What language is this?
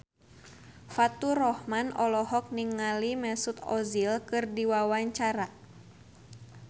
Sundanese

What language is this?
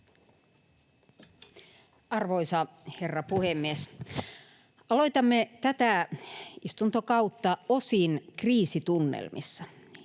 Finnish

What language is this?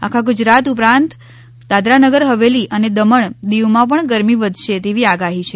Gujarati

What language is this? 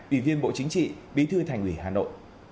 Vietnamese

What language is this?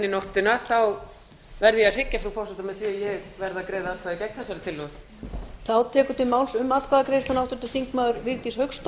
Icelandic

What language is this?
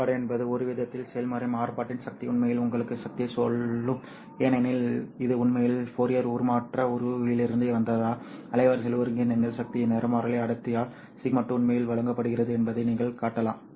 Tamil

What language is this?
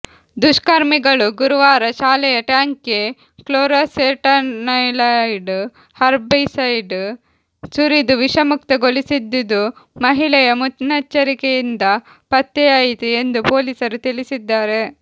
Kannada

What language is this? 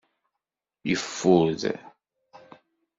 Kabyle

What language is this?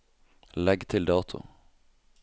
Norwegian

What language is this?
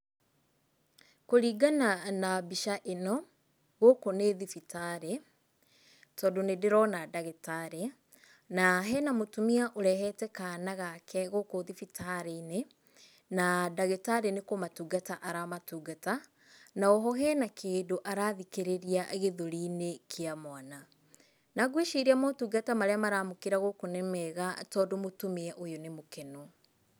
Kikuyu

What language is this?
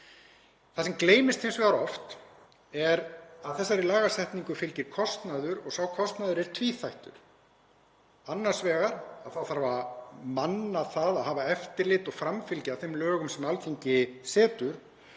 Icelandic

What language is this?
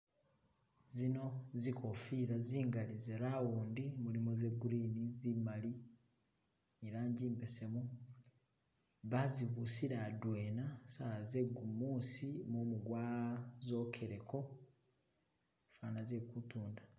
Masaaba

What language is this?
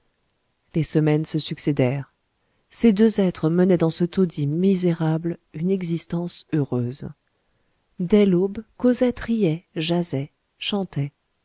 French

